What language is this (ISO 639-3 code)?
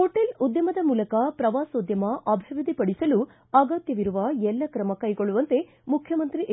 kan